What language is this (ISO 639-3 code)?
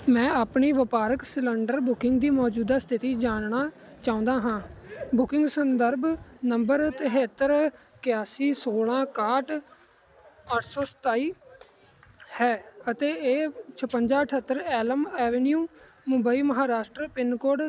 pan